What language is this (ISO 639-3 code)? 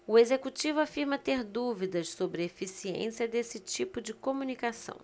por